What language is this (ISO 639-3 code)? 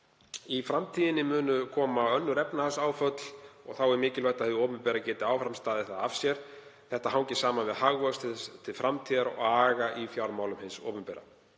isl